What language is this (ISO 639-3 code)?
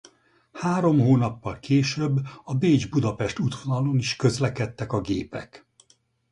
hun